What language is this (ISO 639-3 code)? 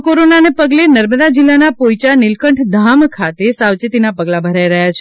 guj